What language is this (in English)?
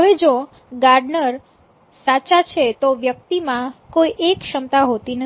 Gujarati